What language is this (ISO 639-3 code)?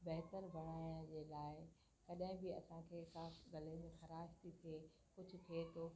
snd